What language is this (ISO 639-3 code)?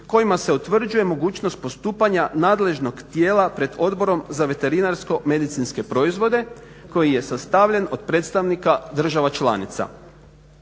hrv